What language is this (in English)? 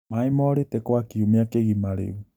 Kikuyu